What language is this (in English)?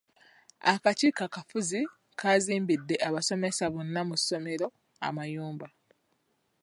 Ganda